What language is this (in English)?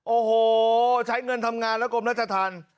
Thai